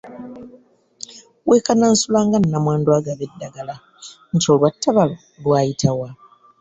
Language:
Ganda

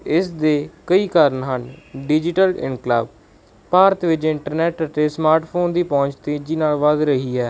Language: Punjabi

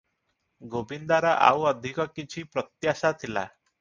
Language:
Odia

